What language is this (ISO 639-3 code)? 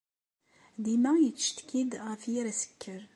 kab